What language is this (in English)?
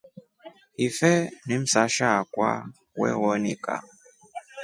Rombo